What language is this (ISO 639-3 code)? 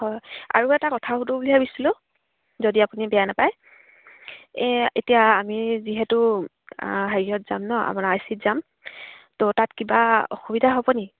asm